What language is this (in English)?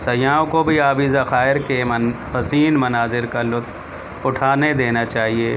Urdu